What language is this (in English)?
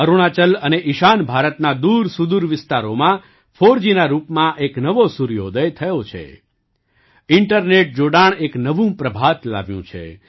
Gujarati